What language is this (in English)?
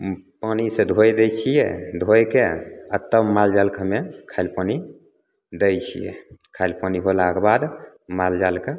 Maithili